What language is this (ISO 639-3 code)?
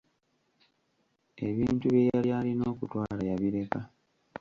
lug